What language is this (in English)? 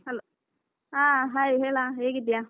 Kannada